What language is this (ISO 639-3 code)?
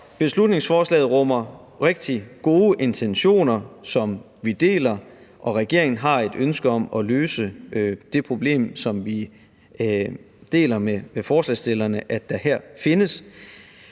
dan